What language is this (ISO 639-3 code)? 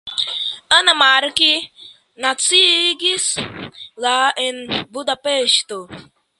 epo